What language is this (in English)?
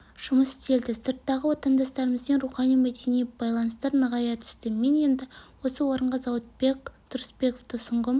Kazakh